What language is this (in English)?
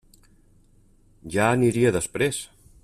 Catalan